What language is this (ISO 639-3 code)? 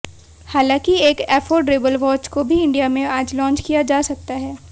hin